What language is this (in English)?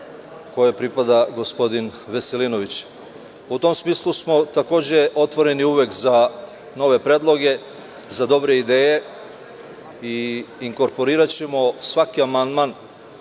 Serbian